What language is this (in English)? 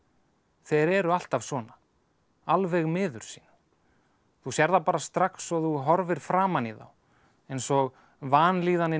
Icelandic